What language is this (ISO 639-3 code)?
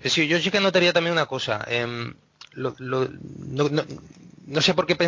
spa